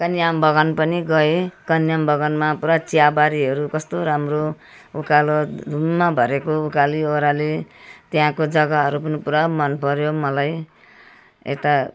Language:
Nepali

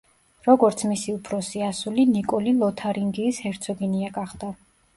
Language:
Georgian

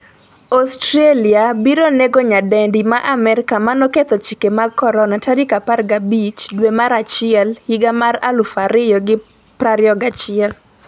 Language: Luo (Kenya and Tanzania)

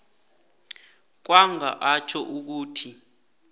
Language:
South Ndebele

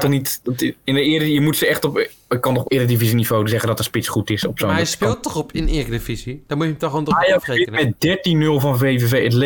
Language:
Dutch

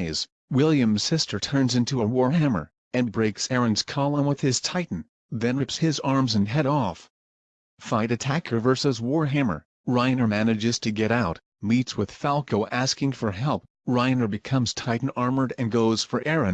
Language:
English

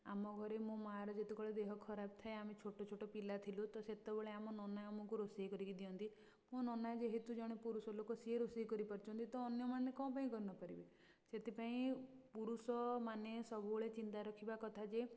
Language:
Odia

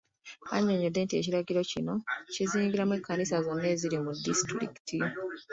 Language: Ganda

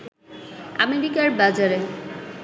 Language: Bangla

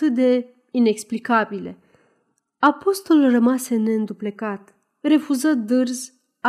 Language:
Romanian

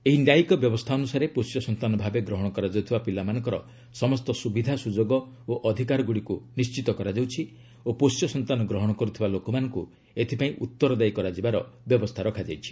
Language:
Odia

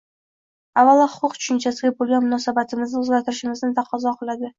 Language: Uzbek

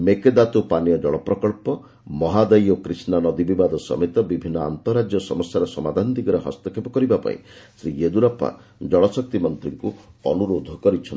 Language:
Odia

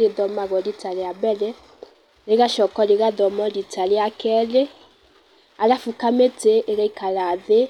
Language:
Kikuyu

